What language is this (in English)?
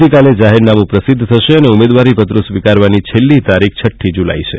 Gujarati